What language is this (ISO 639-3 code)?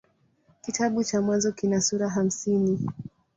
swa